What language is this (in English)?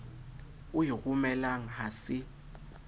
Southern Sotho